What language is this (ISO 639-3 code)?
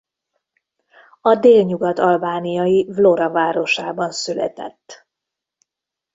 hun